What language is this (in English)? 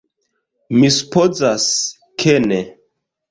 Esperanto